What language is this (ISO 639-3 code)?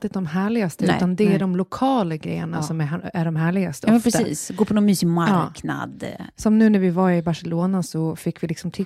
swe